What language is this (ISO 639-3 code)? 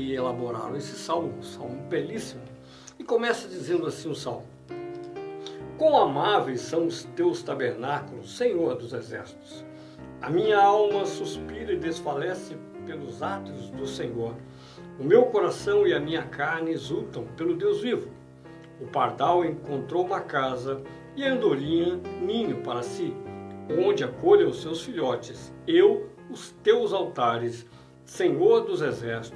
por